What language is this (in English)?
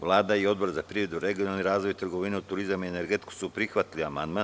Serbian